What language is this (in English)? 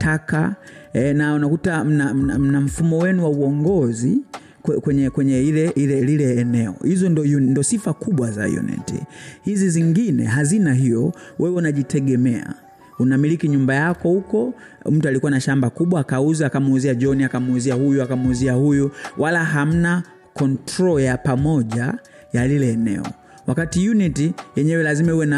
Swahili